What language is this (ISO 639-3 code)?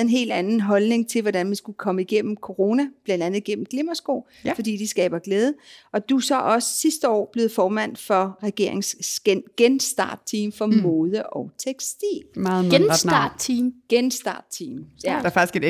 dan